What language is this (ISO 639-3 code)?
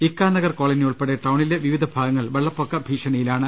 mal